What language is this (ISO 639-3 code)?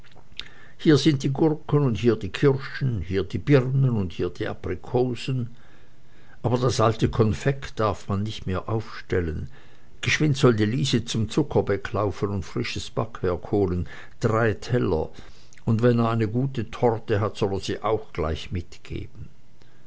deu